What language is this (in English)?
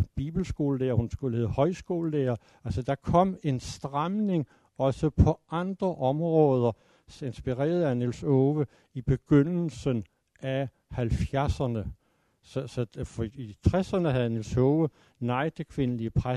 Danish